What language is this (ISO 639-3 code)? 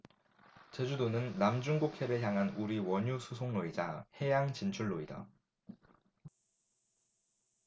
kor